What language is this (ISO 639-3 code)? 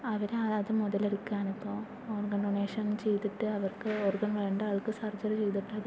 mal